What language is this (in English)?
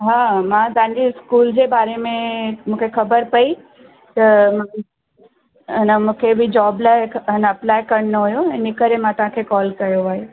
Sindhi